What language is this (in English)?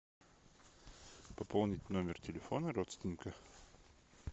Russian